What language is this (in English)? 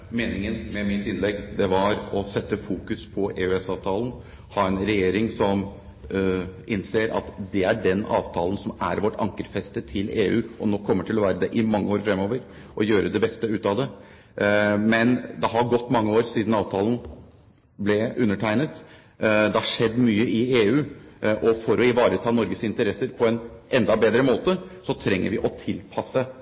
Norwegian Bokmål